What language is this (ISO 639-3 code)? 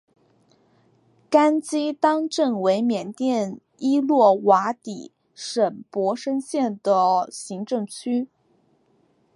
zho